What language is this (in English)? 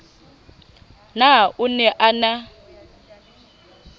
Southern Sotho